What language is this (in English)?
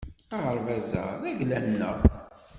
Kabyle